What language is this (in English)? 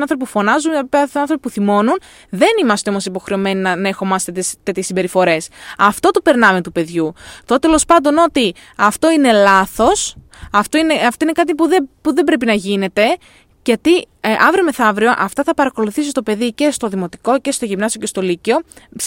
Greek